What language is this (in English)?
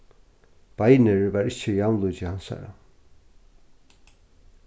Faroese